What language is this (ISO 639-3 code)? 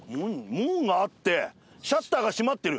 jpn